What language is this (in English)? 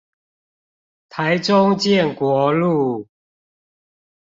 Chinese